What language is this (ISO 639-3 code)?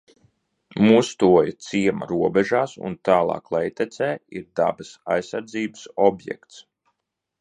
lav